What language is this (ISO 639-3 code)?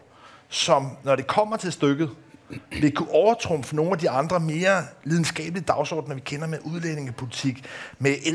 dan